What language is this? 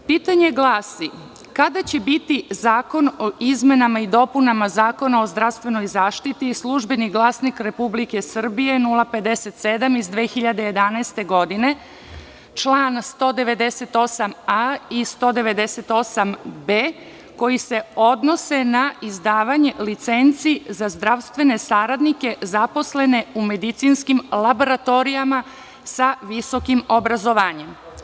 Serbian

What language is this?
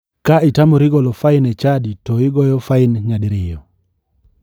Luo (Kenya and Tanzania)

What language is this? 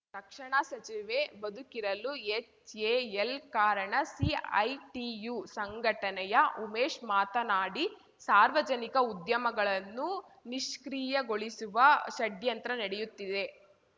Kannada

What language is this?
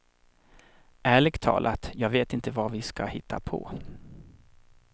Swedish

